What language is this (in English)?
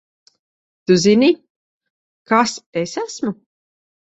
Latvian